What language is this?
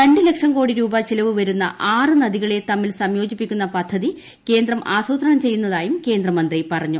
Malayalam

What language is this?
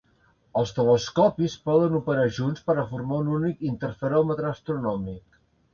Catalan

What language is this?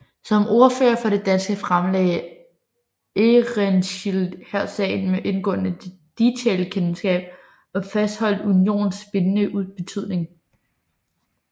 Danish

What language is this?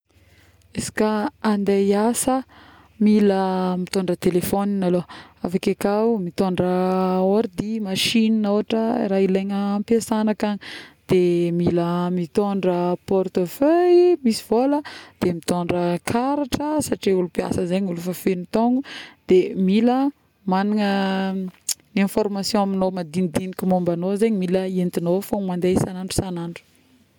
Northern Betsimisaraka Malagasy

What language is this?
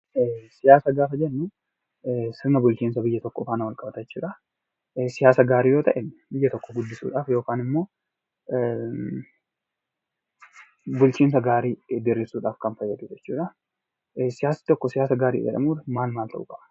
Oromo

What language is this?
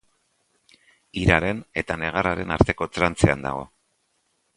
Basque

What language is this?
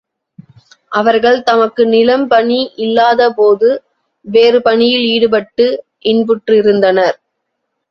Tamil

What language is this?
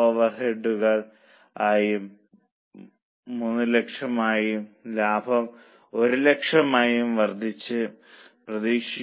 Malayalam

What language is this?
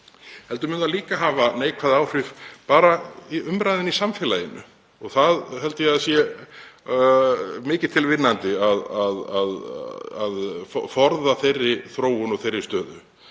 Icelandic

